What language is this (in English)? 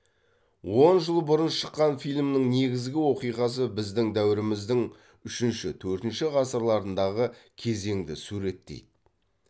Kazakh